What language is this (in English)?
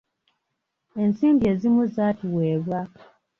Ganda